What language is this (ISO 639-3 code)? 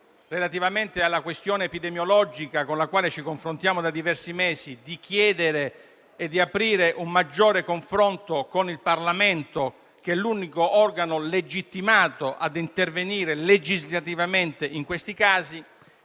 ita